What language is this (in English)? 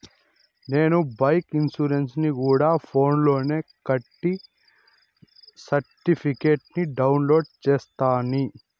Telugu